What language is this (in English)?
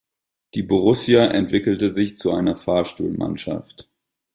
German